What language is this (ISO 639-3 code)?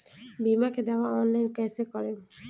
bho